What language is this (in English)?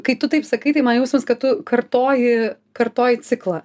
Lithuanian